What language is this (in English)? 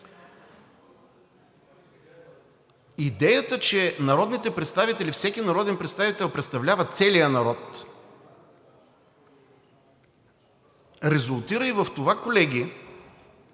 Bulgarian